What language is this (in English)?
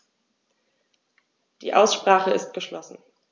German